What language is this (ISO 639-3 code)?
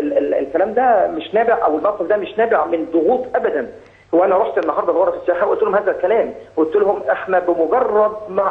ara